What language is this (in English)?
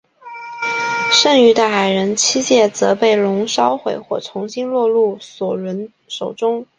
Chinese